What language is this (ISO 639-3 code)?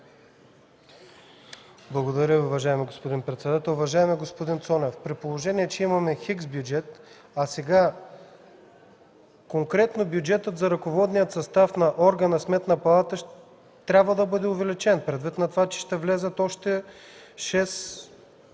bul